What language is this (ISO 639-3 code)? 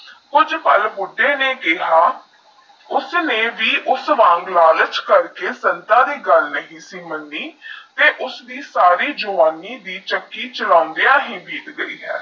pan